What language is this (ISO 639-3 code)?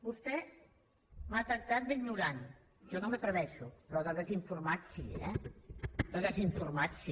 cat